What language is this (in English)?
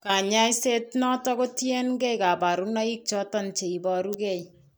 Kalenjin